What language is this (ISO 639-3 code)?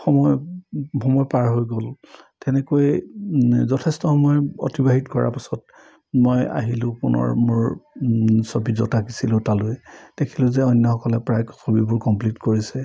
asm